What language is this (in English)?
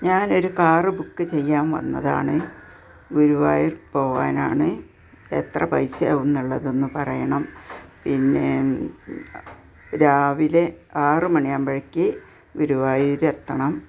Malayalam